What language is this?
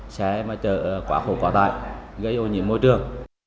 Vietnamese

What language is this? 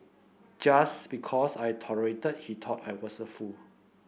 English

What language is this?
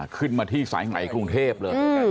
Thai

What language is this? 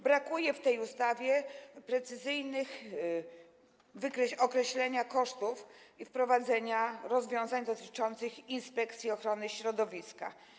Polish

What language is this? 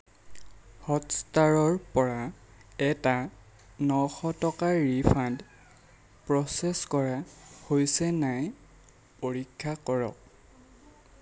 Assamese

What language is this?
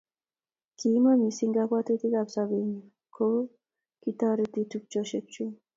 Kalenjin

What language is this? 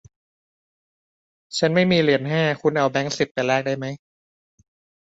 Thai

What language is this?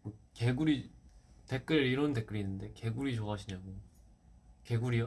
Korean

